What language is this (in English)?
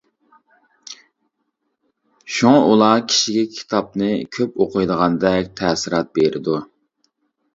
Uyghur